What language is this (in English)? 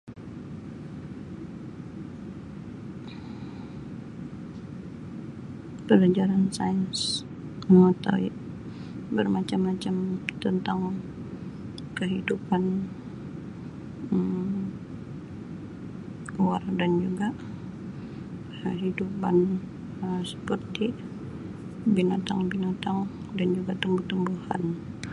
Sabah Malay